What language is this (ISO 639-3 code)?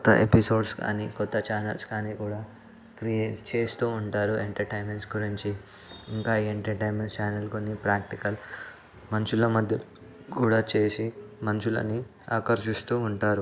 tel